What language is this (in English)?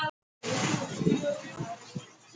Icelandic